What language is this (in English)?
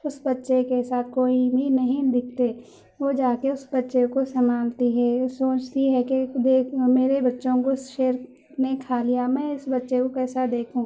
Urdu